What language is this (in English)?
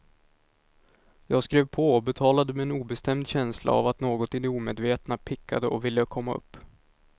Swedish